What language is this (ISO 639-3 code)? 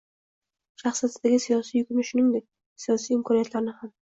uzb